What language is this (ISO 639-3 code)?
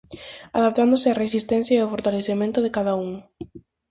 glg